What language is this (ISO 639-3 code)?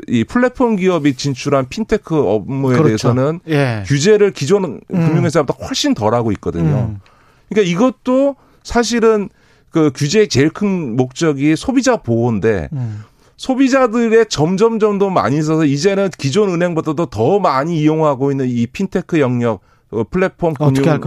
kor